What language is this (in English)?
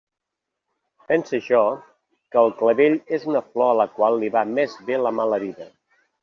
Catalan